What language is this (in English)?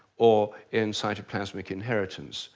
English